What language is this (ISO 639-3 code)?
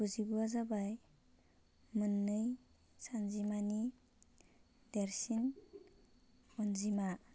brx